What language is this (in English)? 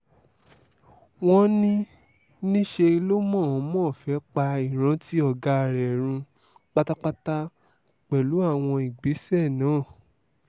Yoruba